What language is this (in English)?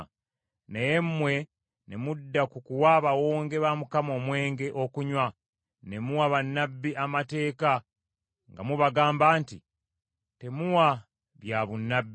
Ganda